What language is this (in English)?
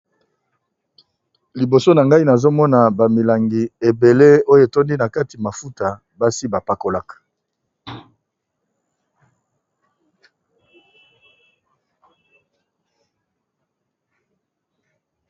Lingala